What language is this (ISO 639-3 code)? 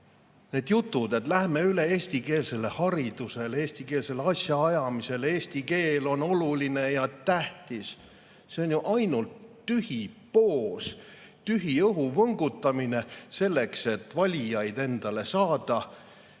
est